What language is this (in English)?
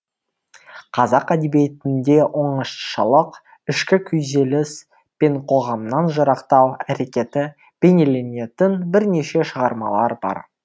Kazakh